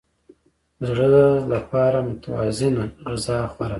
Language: Pashto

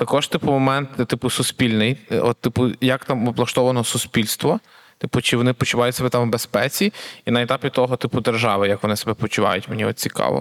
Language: Ukrainian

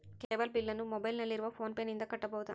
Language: Kannada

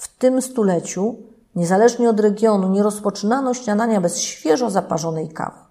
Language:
Polish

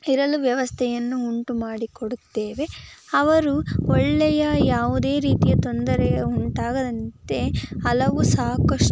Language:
Kannada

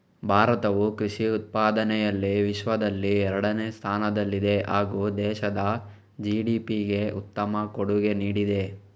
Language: Kannada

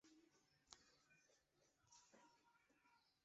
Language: Chinese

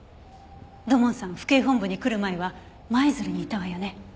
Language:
Japanese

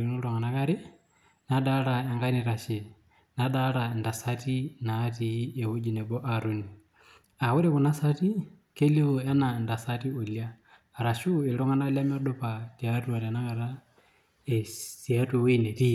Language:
Masai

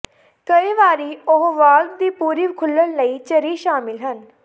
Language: Punjabi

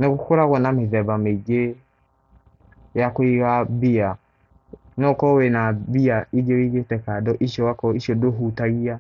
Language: Kikuyu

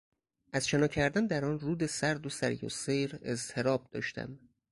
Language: Persian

